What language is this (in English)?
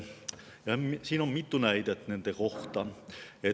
Estonian